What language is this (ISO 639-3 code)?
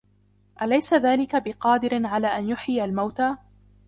ara